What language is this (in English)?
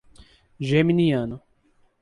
Portuguese